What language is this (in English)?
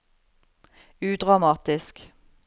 Norwegian